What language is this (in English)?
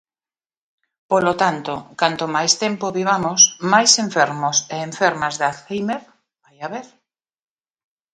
Galician